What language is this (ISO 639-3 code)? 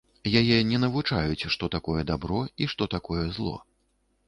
bel